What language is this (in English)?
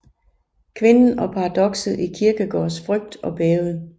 Danish